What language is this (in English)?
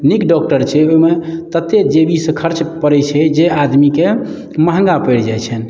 Maithili